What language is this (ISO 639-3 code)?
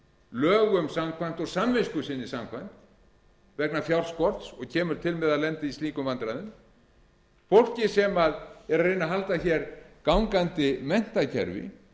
isl